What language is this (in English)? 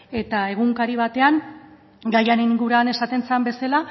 Basque